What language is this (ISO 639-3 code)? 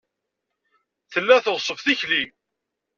kab